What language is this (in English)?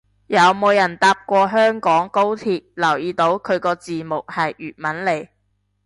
Cantonese